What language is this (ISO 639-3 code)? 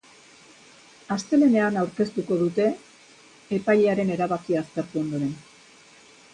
eus